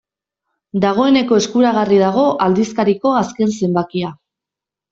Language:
Basque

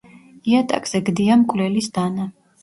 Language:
Georgian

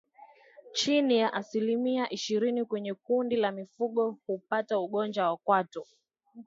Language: Swahili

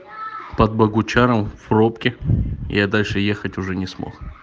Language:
Russian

